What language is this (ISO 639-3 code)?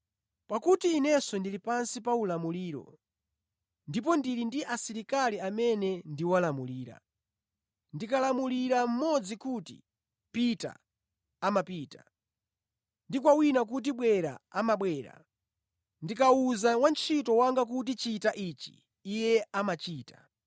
nya